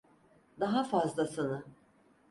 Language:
Turkish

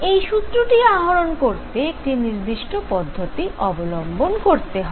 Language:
Bangla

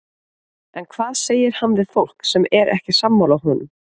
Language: Icelandic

